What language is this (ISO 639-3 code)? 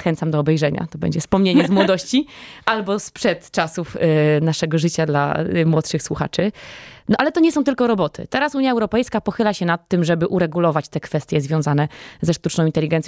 pol